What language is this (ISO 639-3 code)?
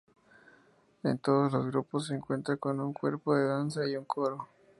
spa